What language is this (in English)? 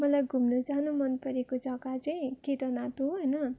Nepali